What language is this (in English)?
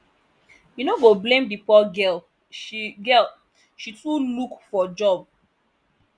Nigerian Pidgin